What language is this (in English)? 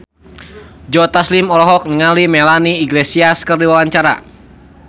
Sundanese